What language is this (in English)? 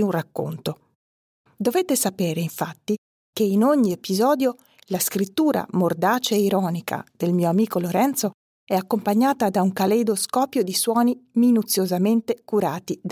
Italian